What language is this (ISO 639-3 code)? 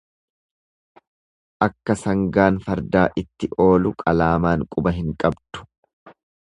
orm